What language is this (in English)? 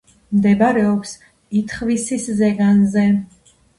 Georgian